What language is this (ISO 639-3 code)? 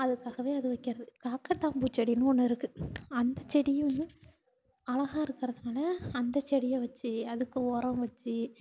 tam